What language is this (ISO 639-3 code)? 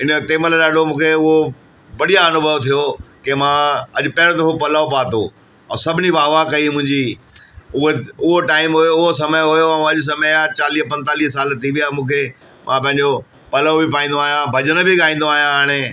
snd